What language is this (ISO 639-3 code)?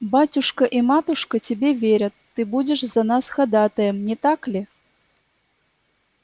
rus